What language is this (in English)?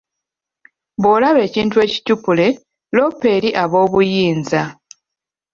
Ganda